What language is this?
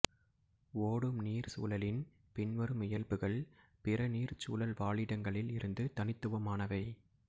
Tamil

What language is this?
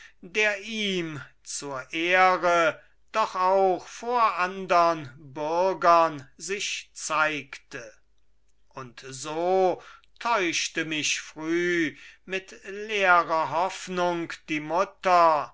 German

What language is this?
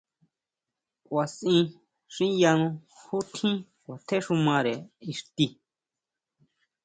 Huautla Mazatec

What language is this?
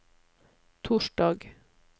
Norwegian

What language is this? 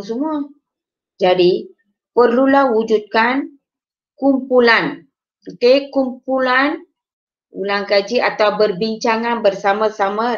Malay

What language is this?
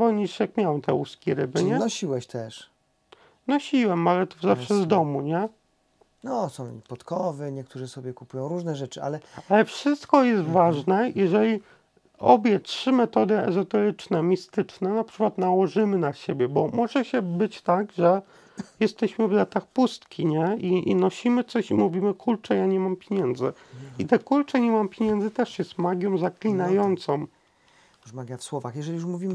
Polish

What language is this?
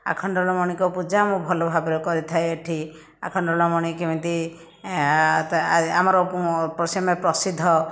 Odia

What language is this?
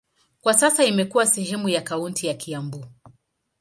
Swahili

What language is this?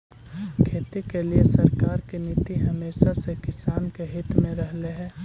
Magahi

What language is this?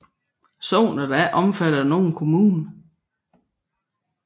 Danish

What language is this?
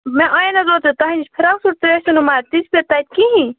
Kashmiri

